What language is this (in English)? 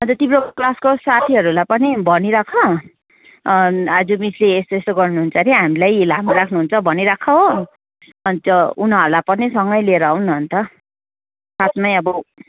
Nepali